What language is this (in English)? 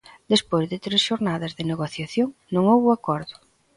Galician